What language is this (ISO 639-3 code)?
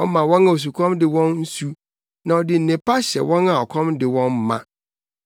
aka